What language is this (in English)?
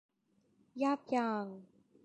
Thai